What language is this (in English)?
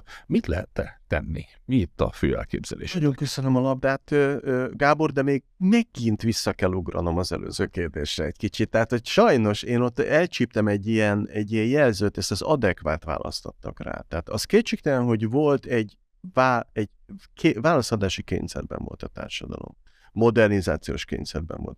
Hungarian